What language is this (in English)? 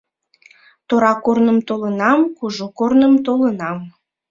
Mari